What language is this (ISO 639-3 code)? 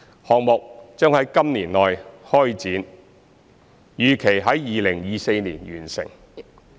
yue